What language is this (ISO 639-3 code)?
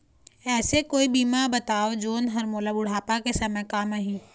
hne